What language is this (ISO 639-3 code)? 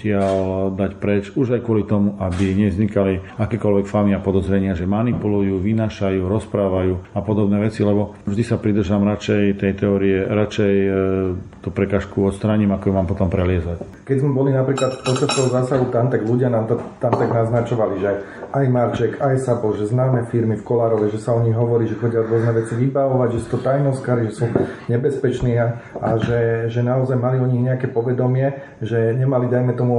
slk